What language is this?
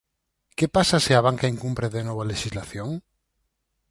Galician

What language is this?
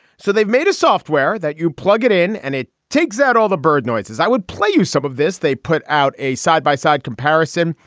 English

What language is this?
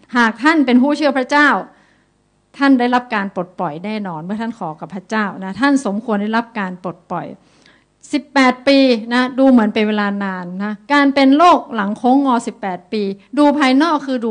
Thai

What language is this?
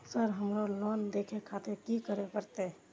Maithili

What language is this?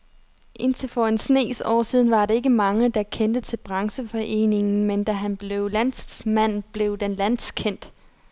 Danish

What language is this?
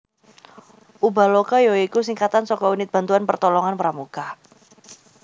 Javanese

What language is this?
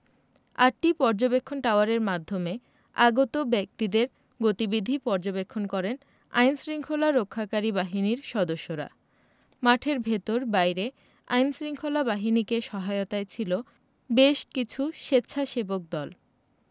Bangla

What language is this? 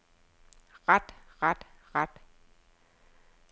Danish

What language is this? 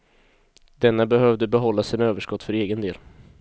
Swedish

